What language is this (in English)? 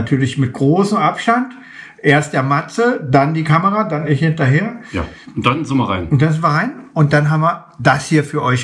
German